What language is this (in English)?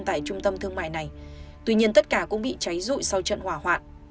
Vietnamese